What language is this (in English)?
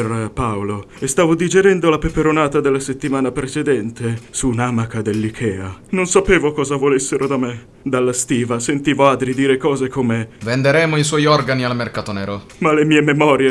Italian